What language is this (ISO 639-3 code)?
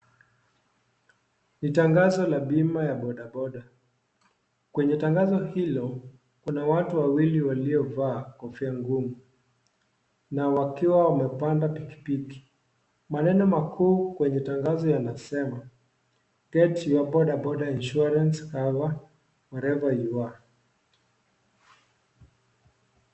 swa